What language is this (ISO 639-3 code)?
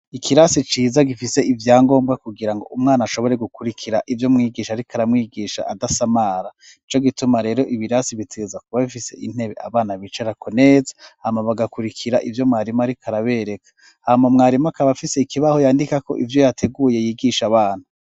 run